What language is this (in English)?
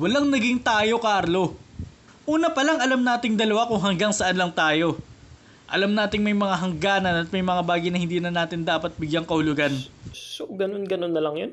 Filipino